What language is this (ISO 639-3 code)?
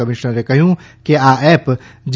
guj